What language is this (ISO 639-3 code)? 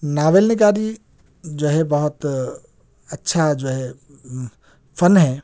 urd